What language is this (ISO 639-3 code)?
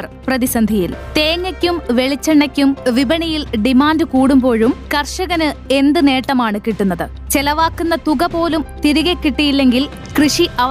mal